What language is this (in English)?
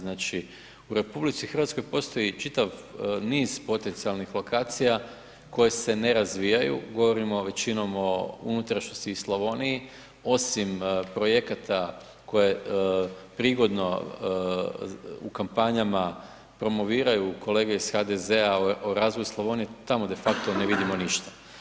Croatian